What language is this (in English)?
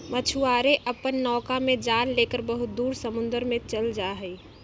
Magahi